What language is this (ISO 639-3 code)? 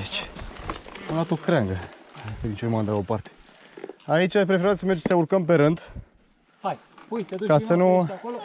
ron